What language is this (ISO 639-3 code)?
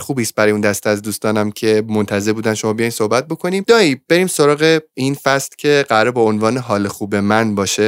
fas